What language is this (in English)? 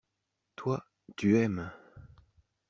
French